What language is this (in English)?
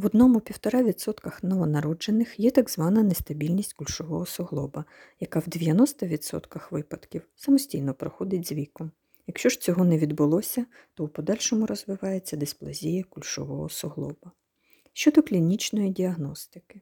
Ukrainian